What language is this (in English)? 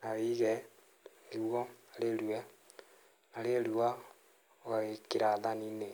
Kikuyu